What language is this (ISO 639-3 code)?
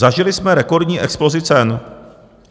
ces